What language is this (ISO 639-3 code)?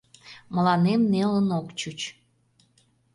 chm